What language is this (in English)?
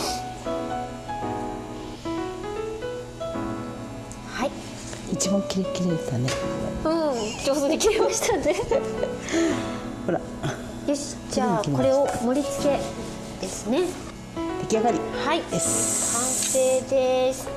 Japanese